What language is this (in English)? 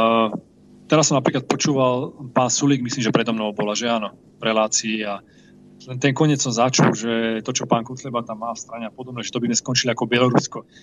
Slovak